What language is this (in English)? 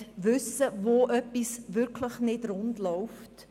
Swiss German